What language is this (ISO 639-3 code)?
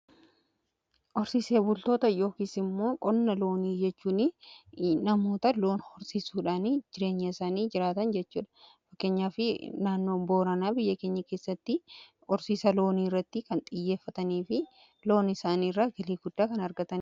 orm